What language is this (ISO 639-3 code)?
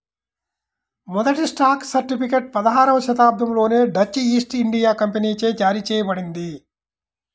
tel